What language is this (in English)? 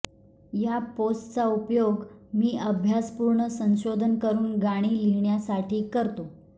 Marathi